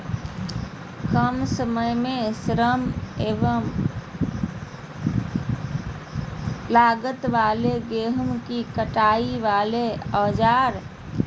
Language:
Magahi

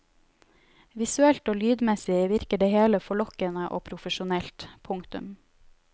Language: Norwegian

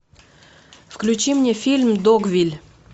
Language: Russian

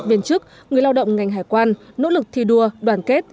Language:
Vietnamese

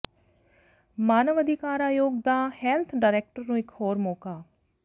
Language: Punjabi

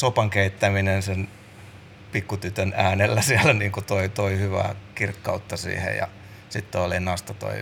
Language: Finnish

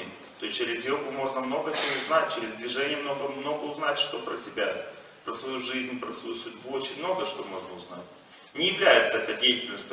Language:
Russian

